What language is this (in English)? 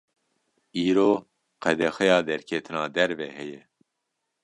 Kurdish